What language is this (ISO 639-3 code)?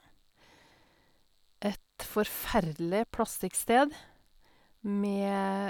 nor